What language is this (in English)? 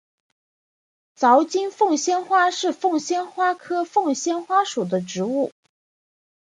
Chinese